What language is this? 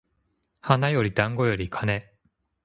Japanese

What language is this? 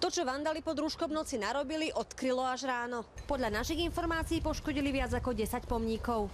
Slovak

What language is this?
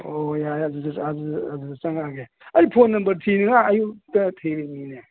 Manipuri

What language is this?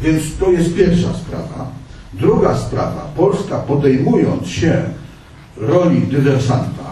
Polish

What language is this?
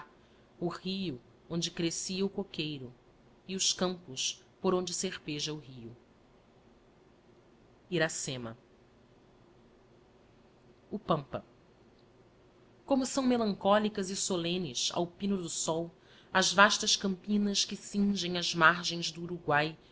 Portuguese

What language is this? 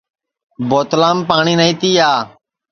Sansi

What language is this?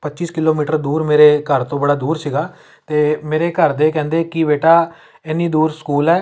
Punjabi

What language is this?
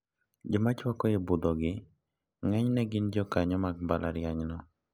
Luo (Kenya and Tanzania)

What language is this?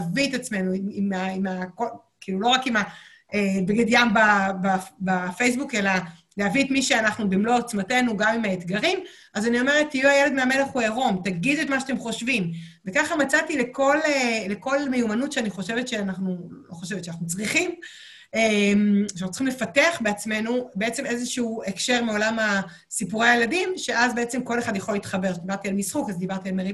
Hebrew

